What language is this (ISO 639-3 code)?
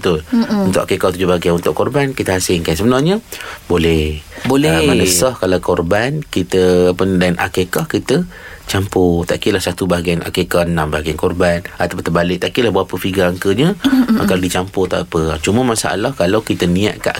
msa